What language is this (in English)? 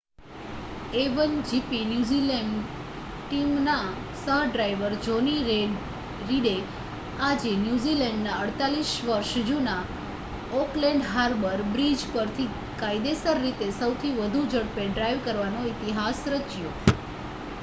Gujarati